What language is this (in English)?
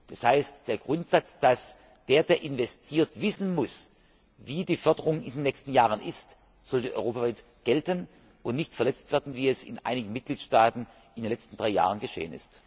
German